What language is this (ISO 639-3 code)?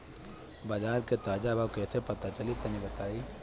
bho